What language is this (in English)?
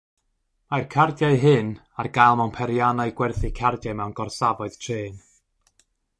Welsh